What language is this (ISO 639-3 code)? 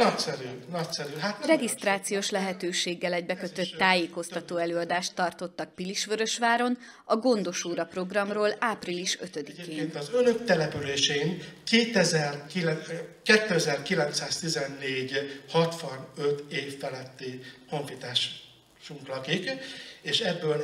hun